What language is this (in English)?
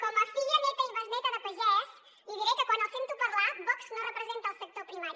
Catalan